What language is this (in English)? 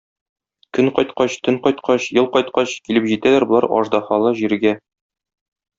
Tatar